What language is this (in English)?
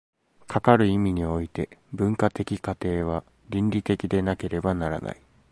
Japanese